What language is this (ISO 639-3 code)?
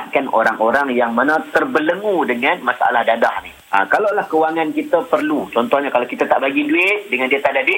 msa